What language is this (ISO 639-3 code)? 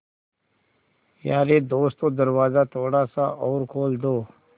hin